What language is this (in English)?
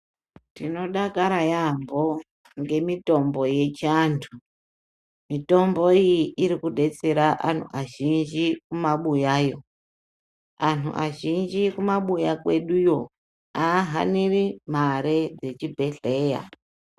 Ndau